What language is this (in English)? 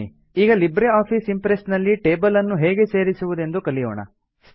Kannada